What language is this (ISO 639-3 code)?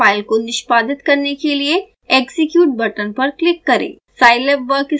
hin